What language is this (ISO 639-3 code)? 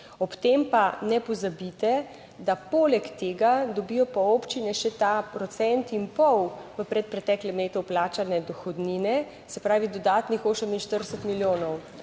slv